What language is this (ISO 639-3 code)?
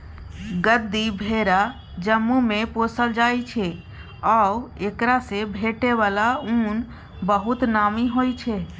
mai